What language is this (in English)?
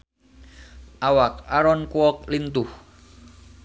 Sundanese